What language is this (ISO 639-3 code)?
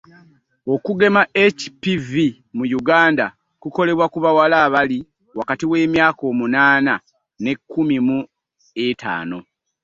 lug